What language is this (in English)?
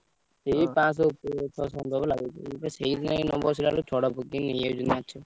Odia